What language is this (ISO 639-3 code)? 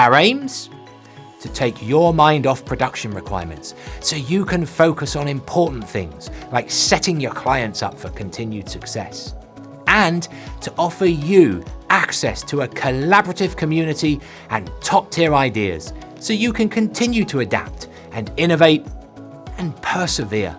eng